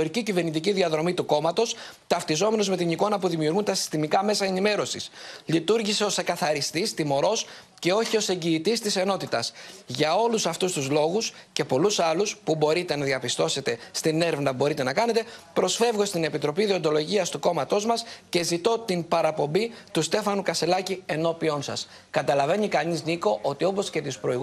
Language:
Greek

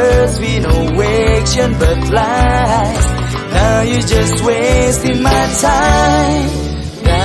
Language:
Indonesian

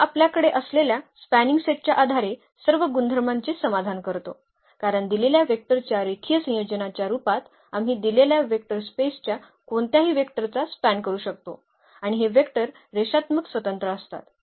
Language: Marathi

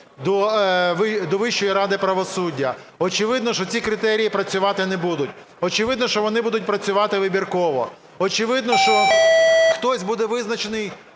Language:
Ukrainian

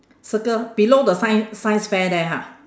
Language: English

